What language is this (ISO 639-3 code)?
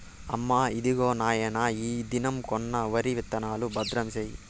tel